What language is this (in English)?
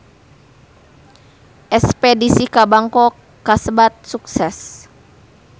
Sundanese